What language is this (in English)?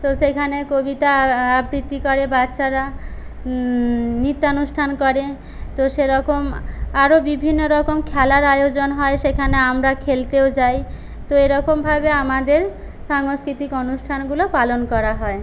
Bangla